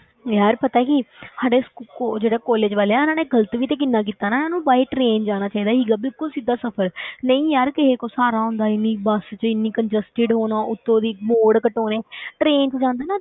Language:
Punjabi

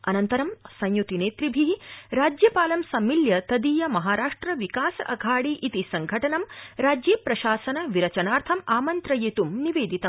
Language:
Sanskrit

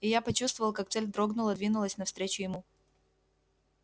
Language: Russian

